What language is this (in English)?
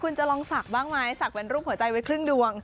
Thai